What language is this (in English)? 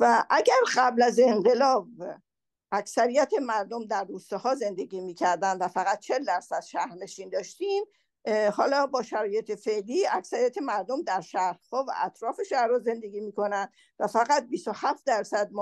Persian